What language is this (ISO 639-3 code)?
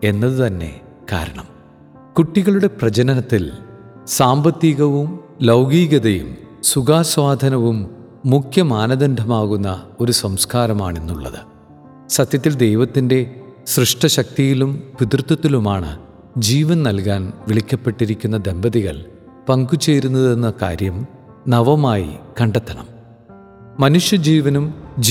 mal